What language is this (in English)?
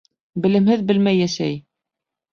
Bashkir